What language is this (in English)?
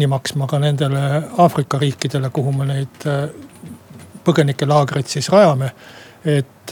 Finnish